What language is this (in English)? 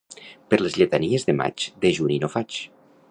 Catalan